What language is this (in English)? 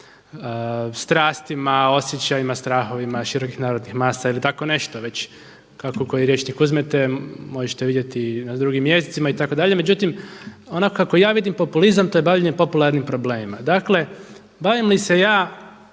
Croatian